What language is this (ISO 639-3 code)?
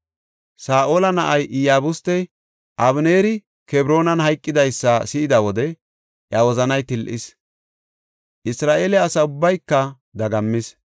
gof